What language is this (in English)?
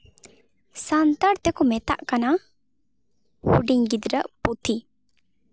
Santali